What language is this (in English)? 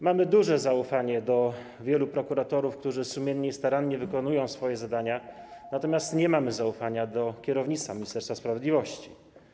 Polish